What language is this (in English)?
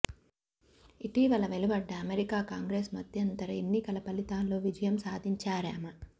Telugu